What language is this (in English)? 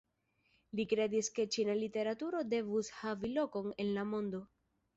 Esperanto